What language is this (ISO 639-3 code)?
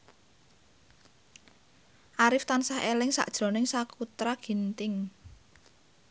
jav